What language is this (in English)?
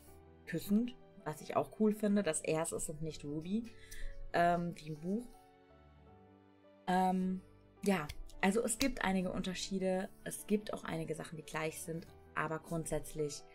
German